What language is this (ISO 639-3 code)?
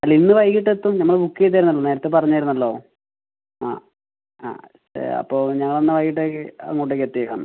mal